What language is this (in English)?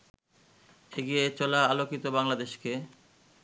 Bangla